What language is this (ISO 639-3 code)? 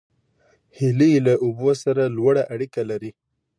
pus